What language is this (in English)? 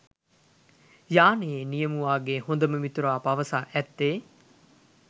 Sinhala